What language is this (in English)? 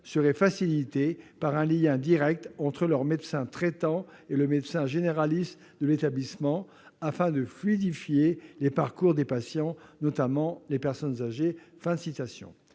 French